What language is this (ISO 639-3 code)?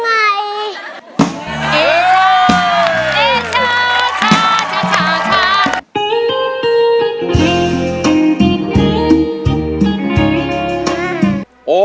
tha